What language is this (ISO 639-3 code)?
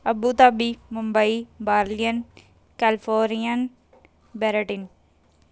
pan